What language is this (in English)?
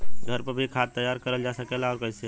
Bhojpuri